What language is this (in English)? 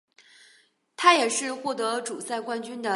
Chinese